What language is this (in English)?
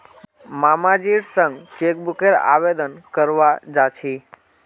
Magahi